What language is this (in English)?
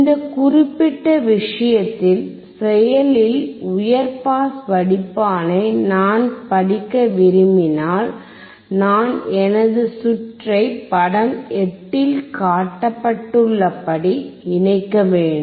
Tamil